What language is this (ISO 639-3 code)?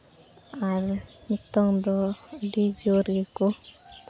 sat